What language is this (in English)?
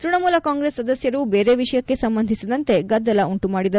Kannada